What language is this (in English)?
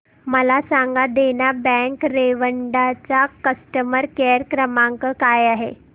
Marathi